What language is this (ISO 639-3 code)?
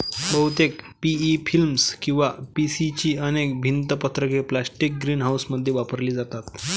mar